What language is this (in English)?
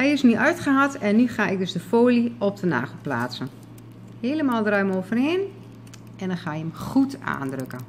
Dutch